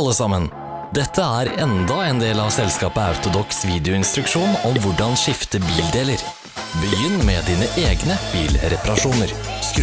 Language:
Norwegian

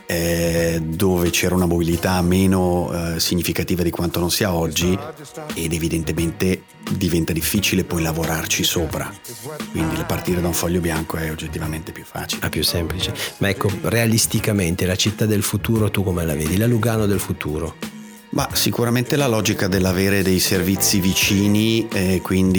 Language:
Italian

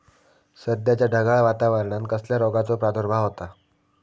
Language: Marathi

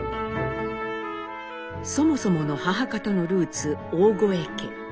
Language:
Japanese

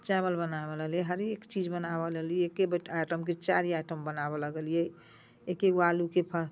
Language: Maithili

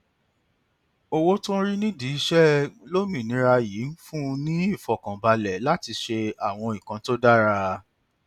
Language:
Yoruba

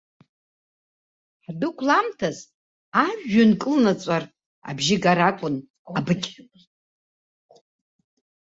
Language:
Abkhazian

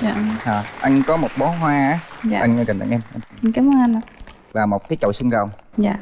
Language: Vietnamese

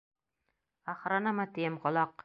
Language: Bashkir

